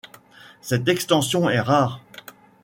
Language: French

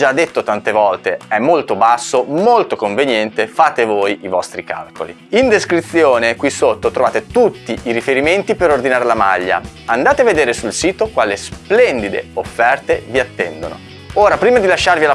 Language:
Italian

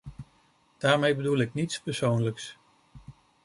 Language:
Dutch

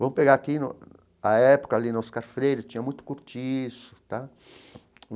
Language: Portuguese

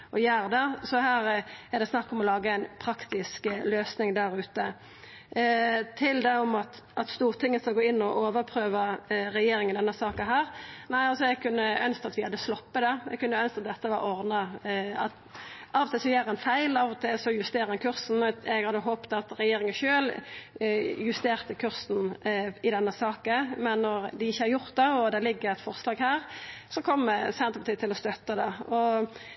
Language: Norwegian Nynorsk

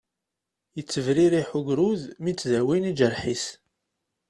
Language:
Kabyle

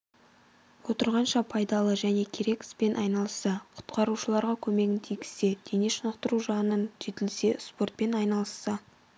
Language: Kazakh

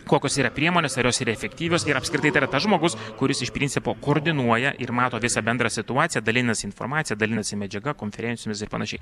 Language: Lithuanian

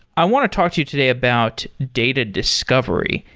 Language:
English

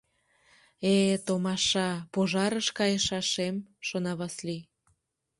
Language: Mari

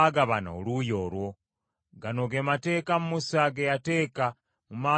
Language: Ganda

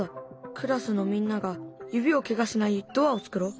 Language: Japanese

